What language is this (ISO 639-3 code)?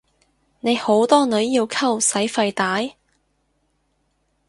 yue